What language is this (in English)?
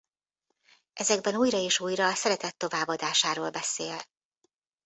Hungarian